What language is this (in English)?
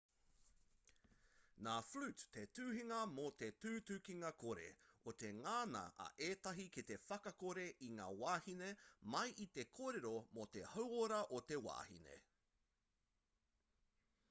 Māori